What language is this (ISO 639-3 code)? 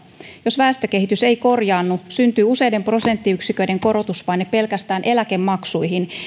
fin